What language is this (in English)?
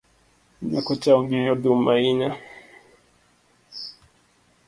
Luo (Kenya and Tanzania)